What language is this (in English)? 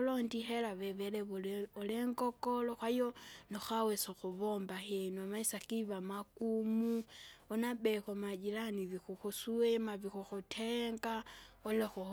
Kinga